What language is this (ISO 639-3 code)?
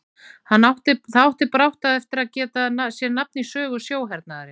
isl